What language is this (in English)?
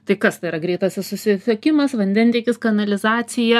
Lithuanian